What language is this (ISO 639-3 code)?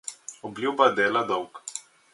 slv